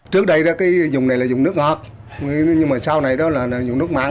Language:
Vietnamese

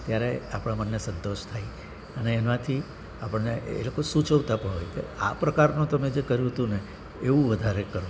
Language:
Gujarati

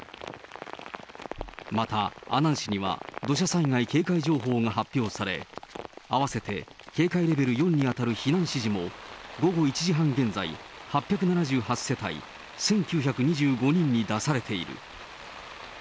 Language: Japanese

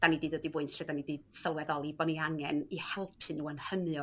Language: Welsh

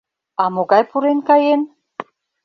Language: Mari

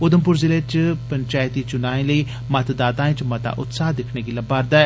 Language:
Dogri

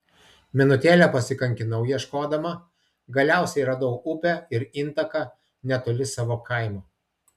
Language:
Lithuanian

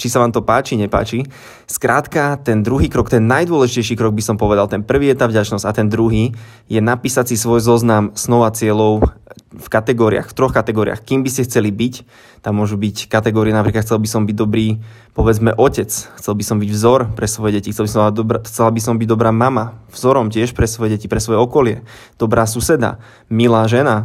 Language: Slovak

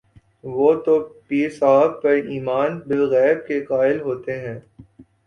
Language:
Urdu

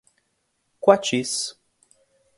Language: Portuguese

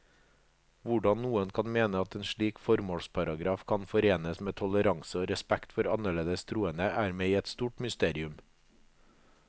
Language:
Norwegian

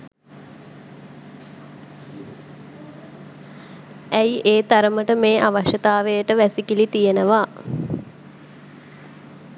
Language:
Sinhala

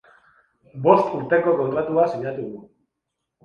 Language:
Basque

